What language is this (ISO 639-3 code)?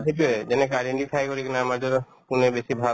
asm